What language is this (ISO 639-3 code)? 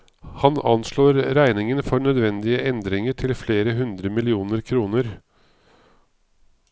nor